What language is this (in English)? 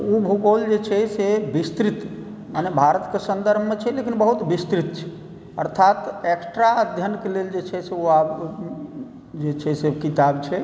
Maithili